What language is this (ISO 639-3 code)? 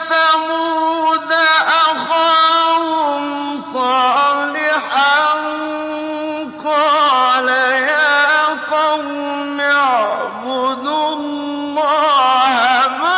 ara